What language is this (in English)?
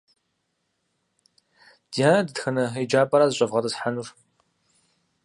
Kabardian